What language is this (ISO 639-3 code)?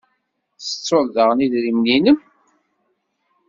kab